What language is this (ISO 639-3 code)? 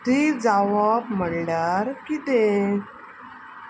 kok